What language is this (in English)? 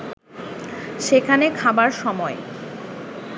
Bangla